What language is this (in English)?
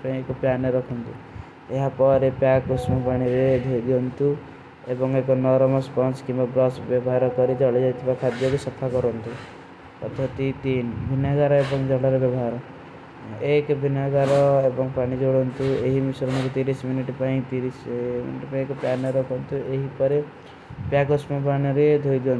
Kui (India)